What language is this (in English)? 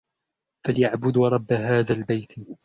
Arabic